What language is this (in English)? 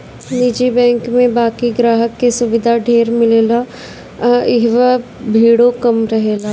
Bhojpuri